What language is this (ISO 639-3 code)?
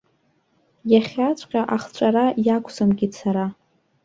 abk